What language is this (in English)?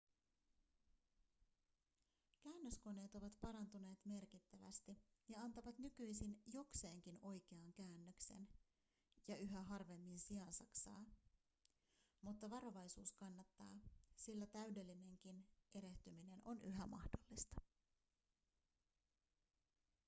Finnish